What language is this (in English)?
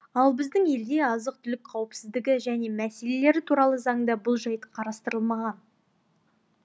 Kazakh